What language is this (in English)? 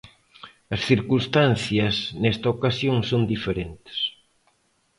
Galician